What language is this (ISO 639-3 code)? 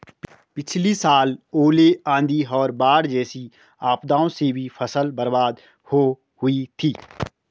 hin